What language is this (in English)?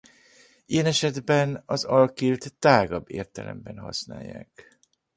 Hungarian